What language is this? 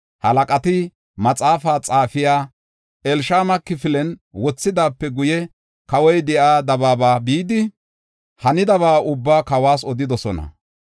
Gofa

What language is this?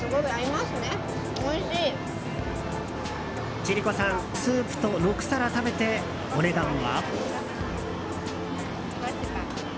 Japanese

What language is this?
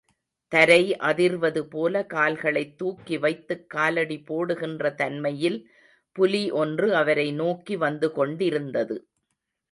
Tamil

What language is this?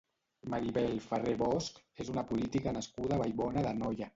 Catalan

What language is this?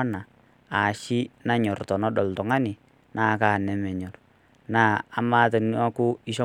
Masai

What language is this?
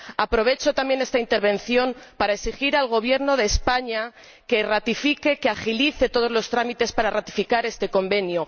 Spanish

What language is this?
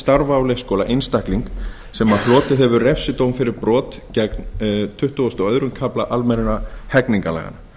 Icelandic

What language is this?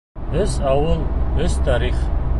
Bashkir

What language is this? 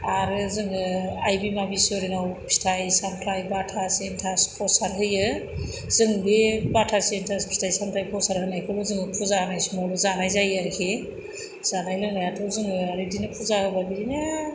Bodo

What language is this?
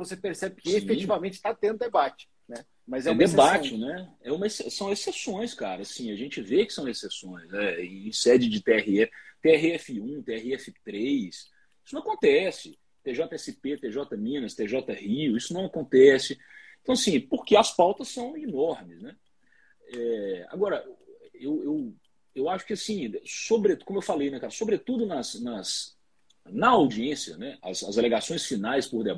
Portuguese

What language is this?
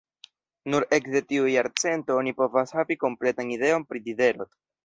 Esperanto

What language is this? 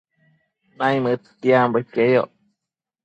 Matsés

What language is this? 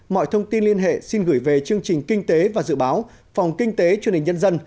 Vietnamese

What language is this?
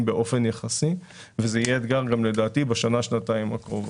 Hebrew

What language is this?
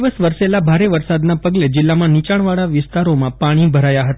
Gujarati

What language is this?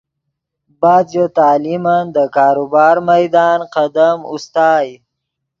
Yidgha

